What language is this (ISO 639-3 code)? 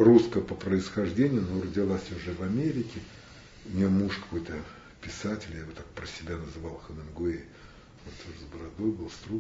rus